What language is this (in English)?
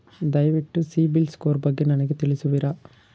Kannada